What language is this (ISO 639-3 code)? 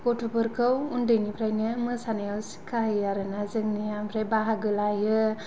brx